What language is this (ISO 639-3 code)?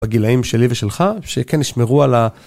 heb